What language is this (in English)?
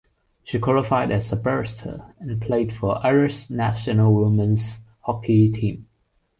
English